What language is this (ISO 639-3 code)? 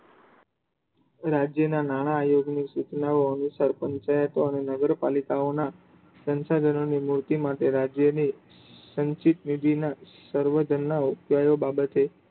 guj